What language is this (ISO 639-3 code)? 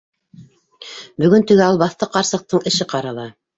bak